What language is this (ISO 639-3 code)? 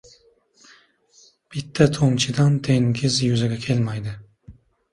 uzb